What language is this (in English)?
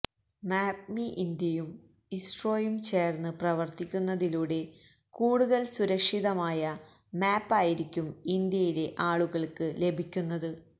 Malayalam